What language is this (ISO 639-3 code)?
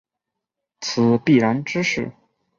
zho